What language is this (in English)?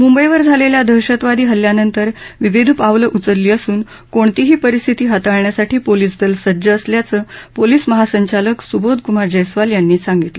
Marathi